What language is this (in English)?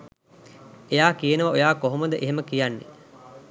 Sinhala